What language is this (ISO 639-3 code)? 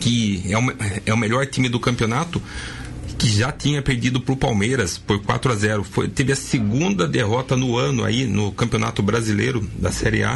por